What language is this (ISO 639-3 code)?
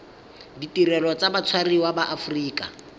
tsn